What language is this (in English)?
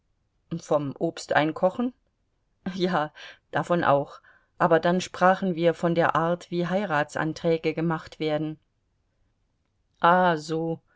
German